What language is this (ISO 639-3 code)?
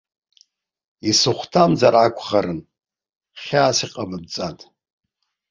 abk